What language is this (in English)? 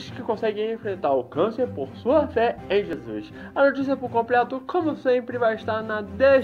Portuguese